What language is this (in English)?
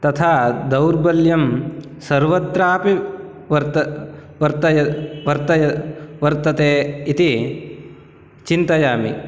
Sanskrit